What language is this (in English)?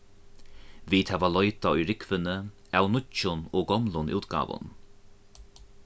Faroese